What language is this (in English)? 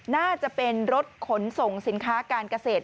Thai